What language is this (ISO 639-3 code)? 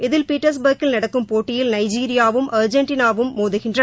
tam